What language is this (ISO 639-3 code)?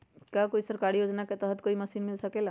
mag